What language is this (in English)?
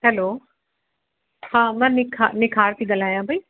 Sindhi